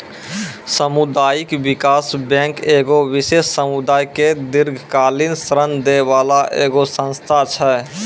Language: Maithili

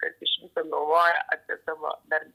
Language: Lithuanian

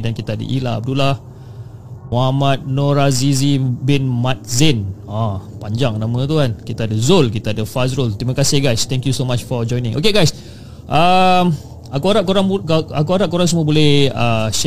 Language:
Malay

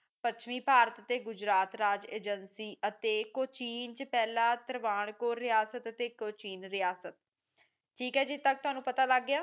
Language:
Punjabi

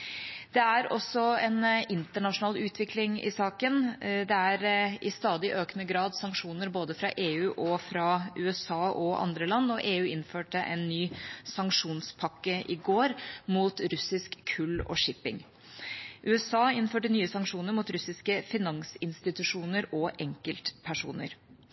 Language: Norwegian Bokmål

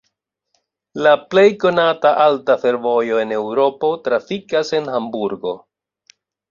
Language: Esperanto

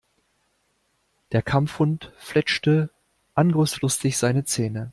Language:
German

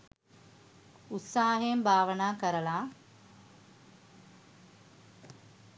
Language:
Sinhala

